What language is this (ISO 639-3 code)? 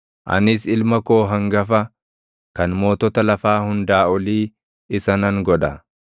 orm